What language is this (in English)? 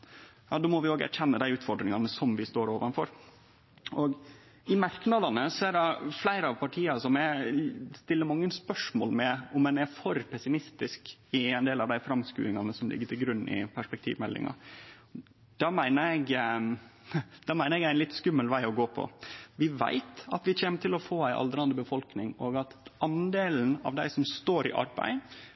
Norwegian Nynorsk